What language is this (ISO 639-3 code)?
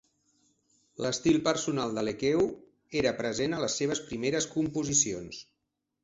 cat